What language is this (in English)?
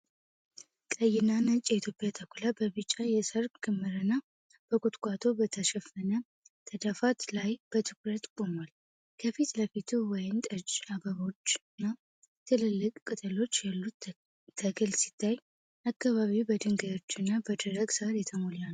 Amharic